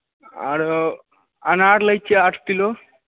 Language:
Maithili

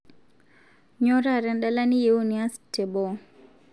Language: Masai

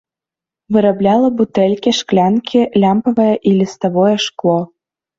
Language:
Belarusian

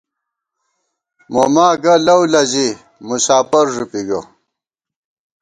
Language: Gawar-Bati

